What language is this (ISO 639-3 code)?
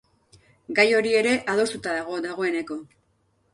eus